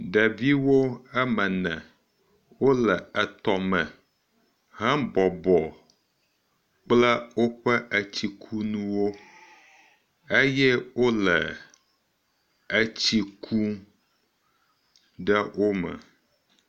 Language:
Ewe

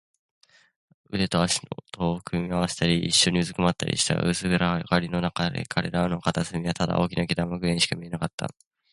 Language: Japanese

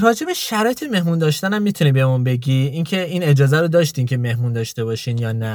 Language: Persian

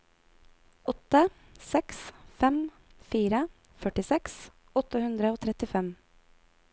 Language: Norwegian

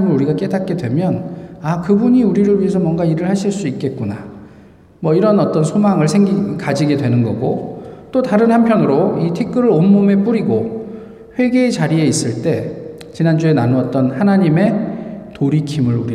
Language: Korean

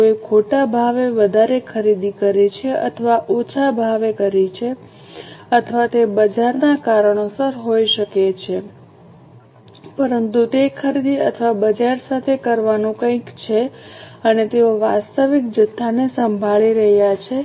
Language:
Gujarati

